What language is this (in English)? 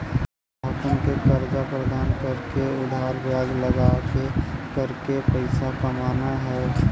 Bhojpuri